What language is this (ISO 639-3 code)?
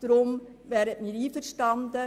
gsw